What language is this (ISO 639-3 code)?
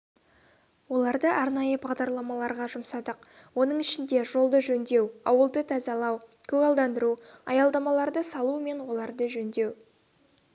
kaz